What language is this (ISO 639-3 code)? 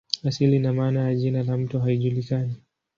swa